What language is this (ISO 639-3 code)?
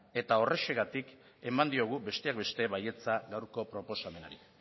eus